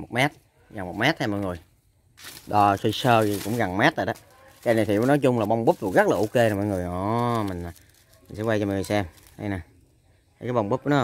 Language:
Vietnamese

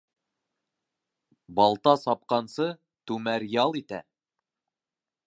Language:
Bashkir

